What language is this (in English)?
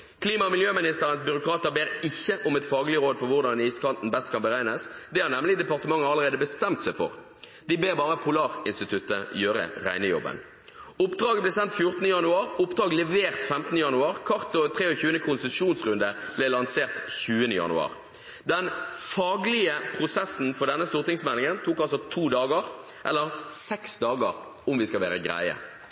Norwegian Bokmål